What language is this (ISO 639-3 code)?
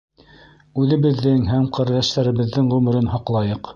bak